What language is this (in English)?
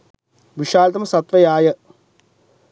Sinhala